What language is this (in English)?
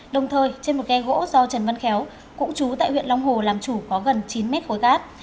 Vietnamese